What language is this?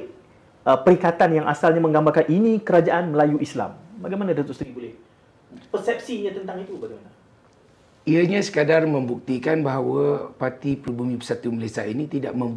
Malay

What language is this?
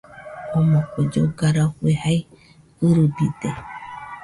Nüpode Huitoto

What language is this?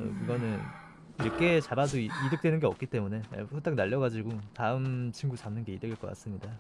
Korean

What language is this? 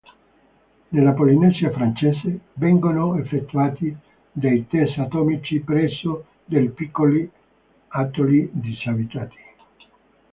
Italian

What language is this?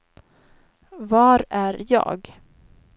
Swedish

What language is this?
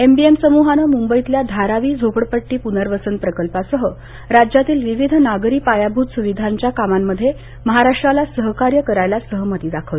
Marathi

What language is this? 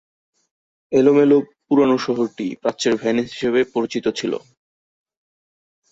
Bangla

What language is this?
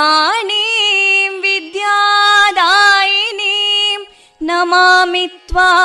Kannada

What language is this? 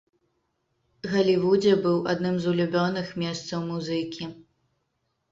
Belarusian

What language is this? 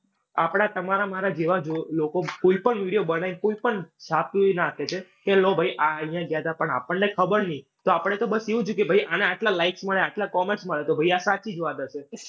Gujarati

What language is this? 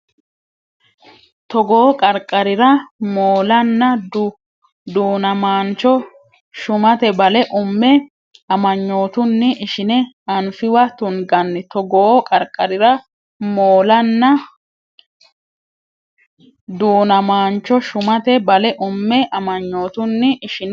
Sidamo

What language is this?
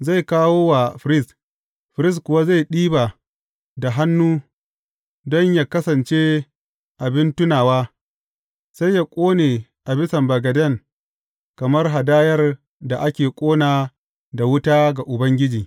Hausa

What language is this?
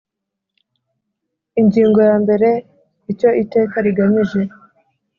Kinyarwanda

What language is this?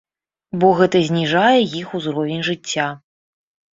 Belarusian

